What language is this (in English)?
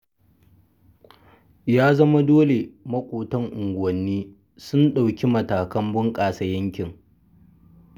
Hausa